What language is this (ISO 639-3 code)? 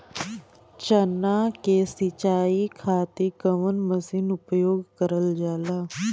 bho